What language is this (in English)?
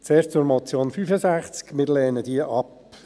Swiss German